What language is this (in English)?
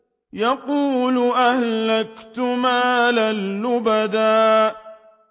Arabic